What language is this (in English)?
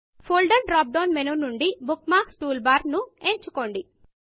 Telugu